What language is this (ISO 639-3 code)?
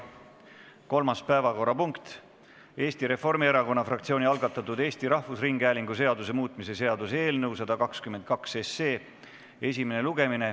est